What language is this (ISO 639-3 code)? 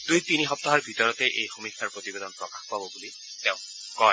asm